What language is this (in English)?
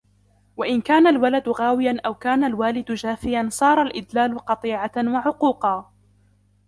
Arabic